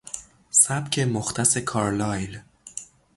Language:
Persian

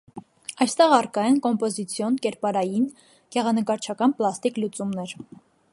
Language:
Armenian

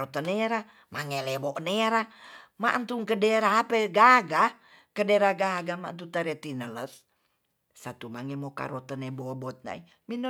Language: Tonsea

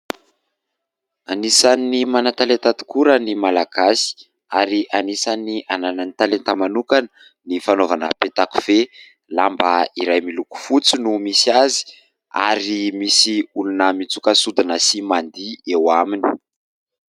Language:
Malagasy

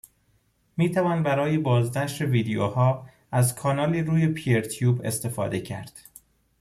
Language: Persian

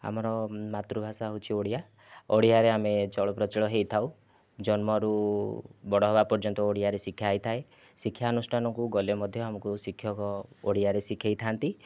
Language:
Odia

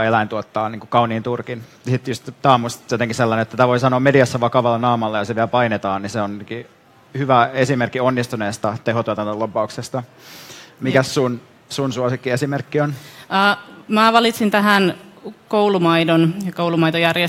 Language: Finnish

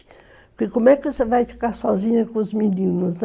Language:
Portuguese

